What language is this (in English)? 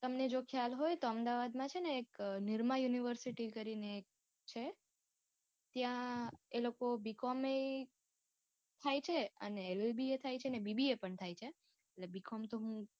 Gujarati